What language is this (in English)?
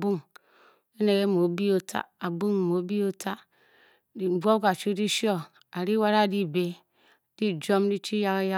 Bokyi